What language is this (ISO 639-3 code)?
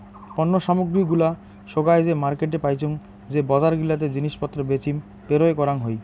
ben